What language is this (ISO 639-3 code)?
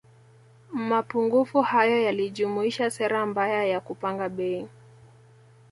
swa